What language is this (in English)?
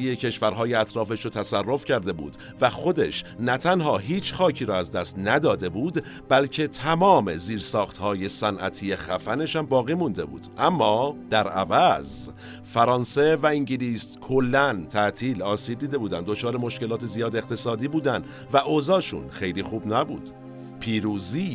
Persian